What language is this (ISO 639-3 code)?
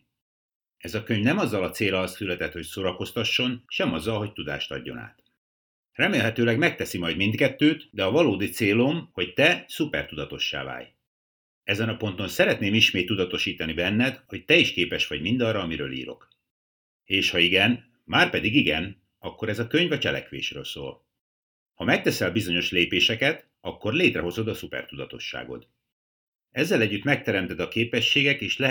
hun